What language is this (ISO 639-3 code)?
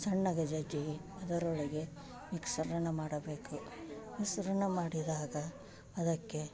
kan